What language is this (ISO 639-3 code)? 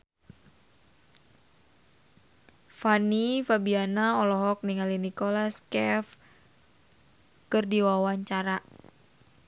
sun